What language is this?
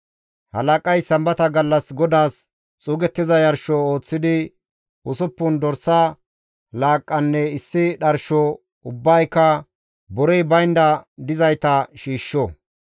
Gamo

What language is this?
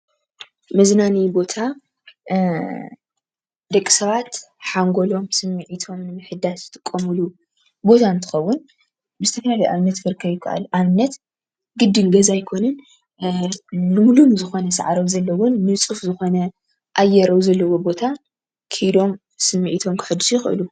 Tigrinya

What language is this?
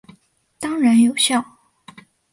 Chinese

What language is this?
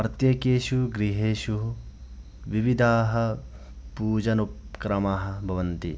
Sanskrit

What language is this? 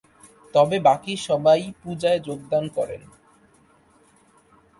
Bangla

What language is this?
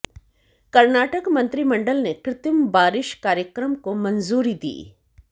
Hindi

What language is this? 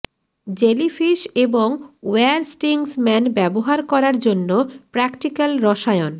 Bangla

